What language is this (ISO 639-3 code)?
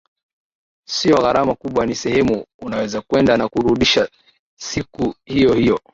swa